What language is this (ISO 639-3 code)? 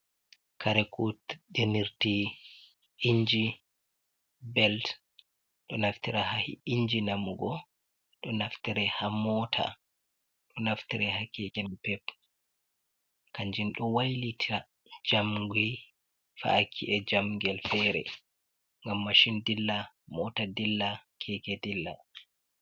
ful